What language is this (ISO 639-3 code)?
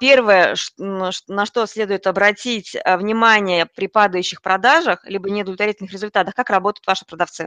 rus